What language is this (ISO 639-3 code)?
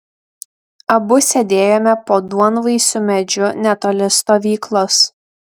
lit